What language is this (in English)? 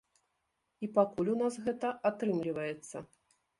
Belarusian